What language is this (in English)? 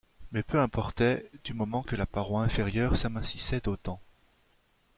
French